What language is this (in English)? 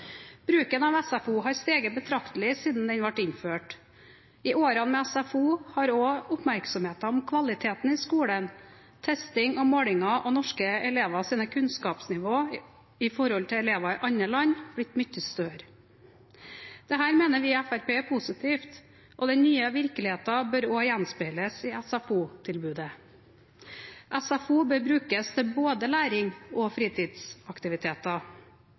Norwegian Bokmål